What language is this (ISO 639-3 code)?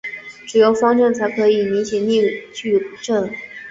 zho